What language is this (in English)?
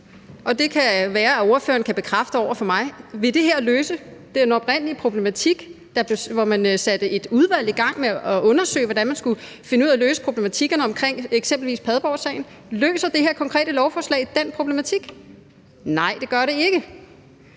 Danish